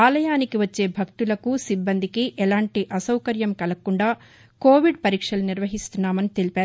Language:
Telugu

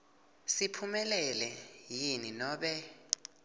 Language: Swati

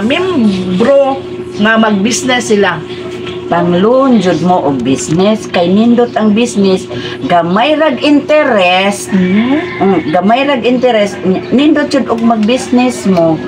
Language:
Filipino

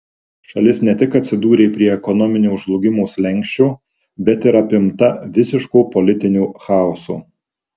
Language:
Lithuanian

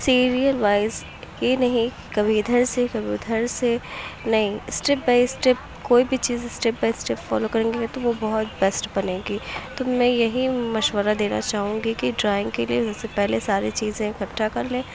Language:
Urdu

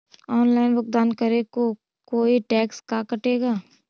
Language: Magahi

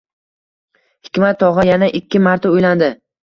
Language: Uzbek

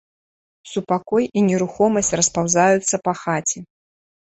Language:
Belarusian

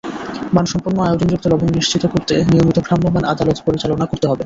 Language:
Bangla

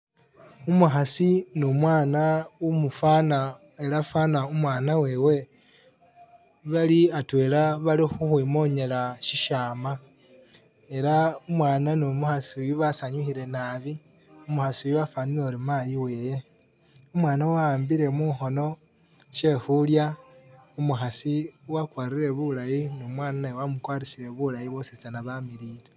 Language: Masaaba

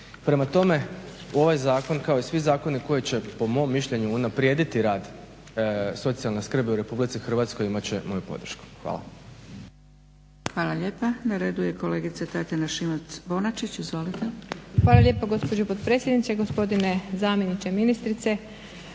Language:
Croatian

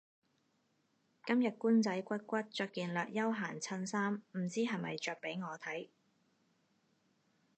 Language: Cantonese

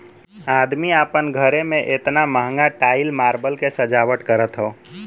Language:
Bhojpuri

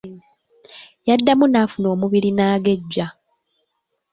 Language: Ganda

